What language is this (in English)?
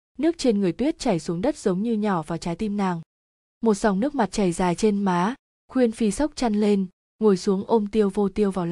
Vietnamese